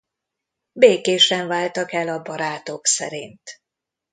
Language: Hungarian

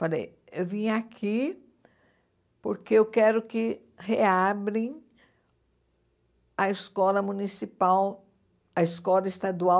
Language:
Portuguese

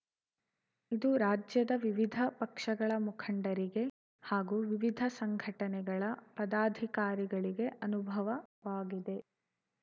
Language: Kannada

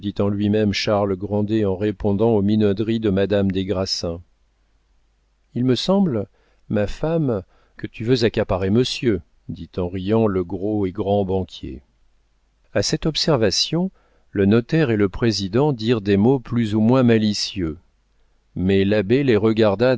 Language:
French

